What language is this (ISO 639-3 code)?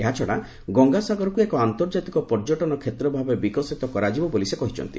ori